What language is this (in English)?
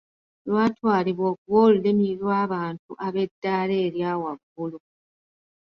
Ganda